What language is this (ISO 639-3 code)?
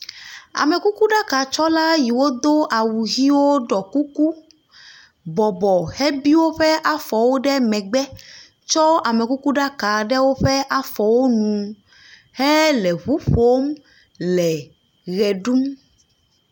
ewe